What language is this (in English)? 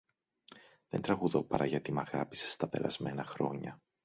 Greek